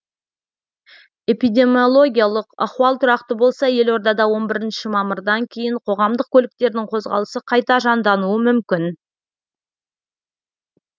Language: Kazakh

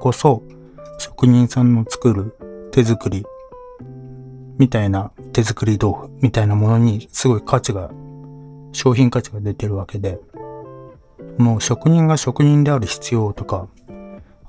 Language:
Japanese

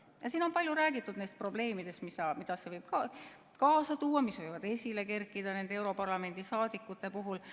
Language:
Estonian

